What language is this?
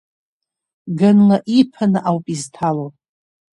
Abkhazian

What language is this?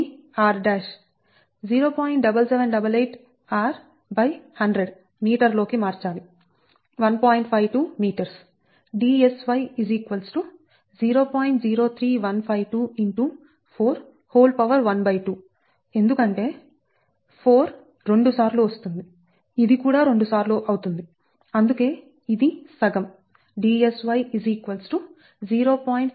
Telugu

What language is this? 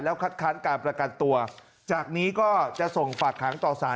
Thai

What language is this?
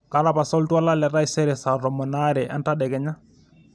Masai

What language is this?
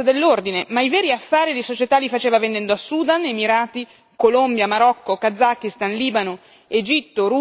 Italian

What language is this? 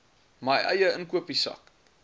Afrikaans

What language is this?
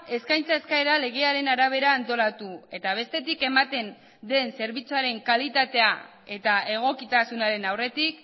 Basque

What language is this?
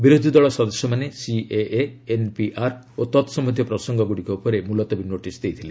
Odia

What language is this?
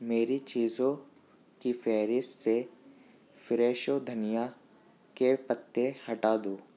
Urdu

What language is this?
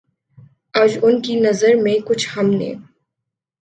Urdu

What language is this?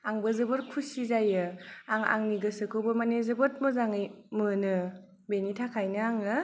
Bodo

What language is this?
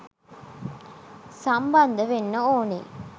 Sinhala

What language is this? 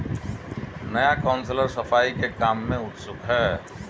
Hindi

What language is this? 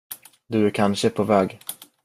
Swedish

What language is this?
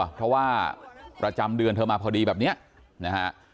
Thai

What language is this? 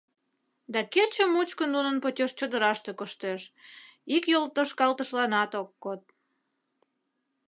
Mari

